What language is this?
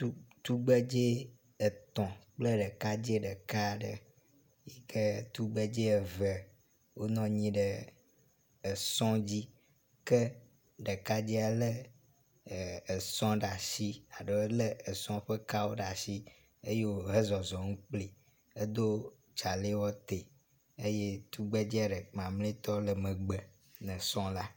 Ewe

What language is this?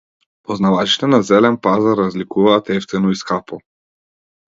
Macedonian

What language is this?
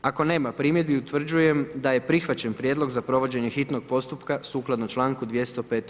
Croatian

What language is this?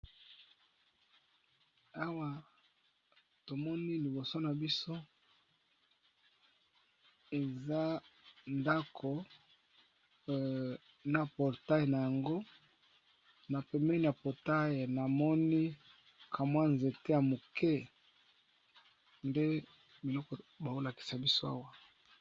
Lingala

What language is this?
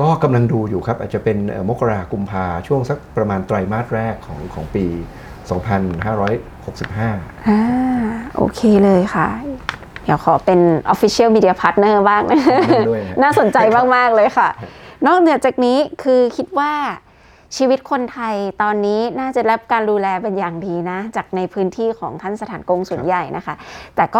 Thai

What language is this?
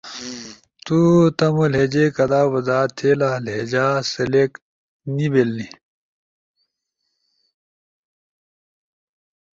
Ushojo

